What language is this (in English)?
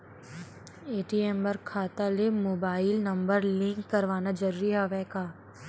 Chhattisgarhi